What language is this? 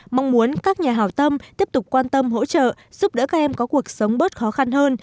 Vietnamese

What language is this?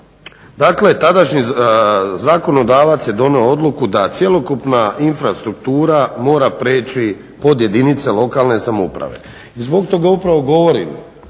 Croatian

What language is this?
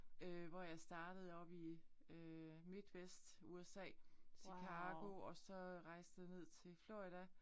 Danish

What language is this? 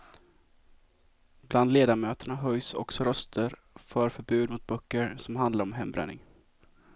Swedish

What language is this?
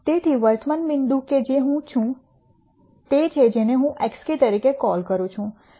Gujarati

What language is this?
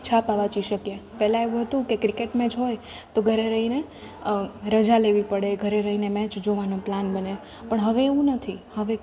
Gujarati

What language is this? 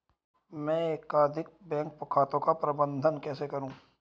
Hindi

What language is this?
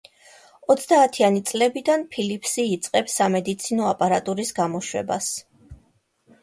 Georgian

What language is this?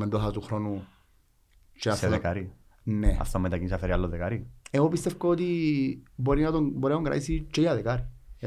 Greek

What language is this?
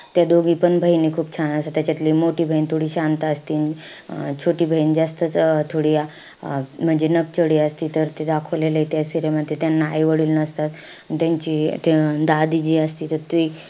Marathi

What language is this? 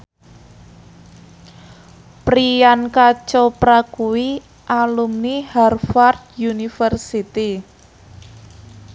Javanese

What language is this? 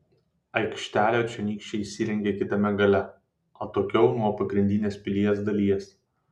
Lithuanian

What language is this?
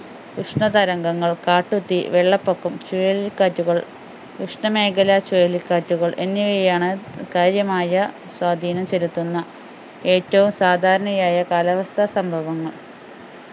Malayalam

